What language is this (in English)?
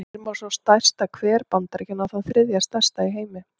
Icelandic